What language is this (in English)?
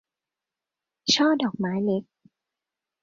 Thai